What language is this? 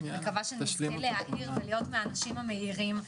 Hebrew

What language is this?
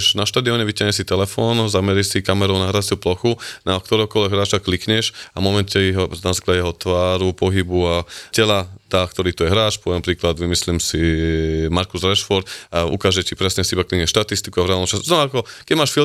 Slovak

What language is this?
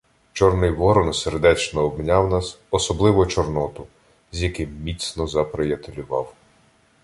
Ukrainian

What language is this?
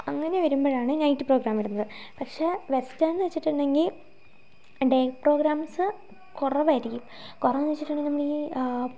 Malayalam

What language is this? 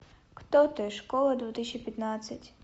Russian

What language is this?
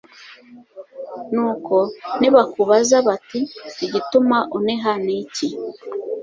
Kinyarwanda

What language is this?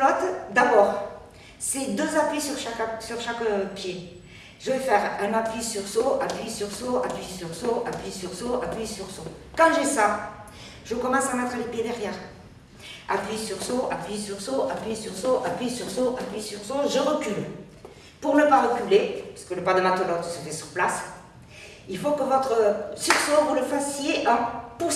French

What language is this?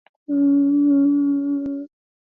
Swahili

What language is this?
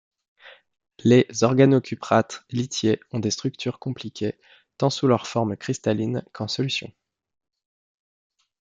French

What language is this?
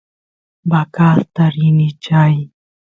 Santiago del Estero Quichua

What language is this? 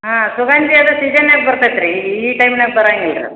Kannada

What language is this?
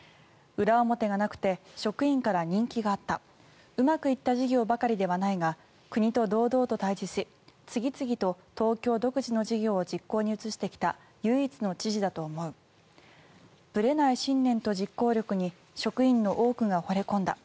Japanese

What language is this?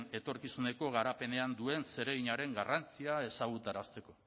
Basque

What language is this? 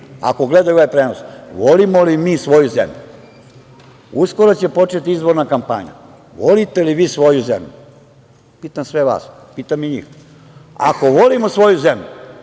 Serbian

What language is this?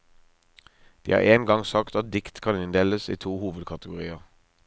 Norwegian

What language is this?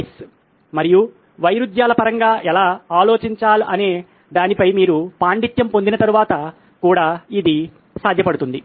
Telugu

